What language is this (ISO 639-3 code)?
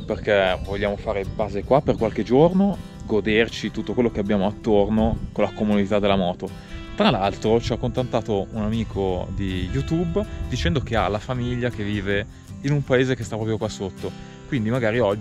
ita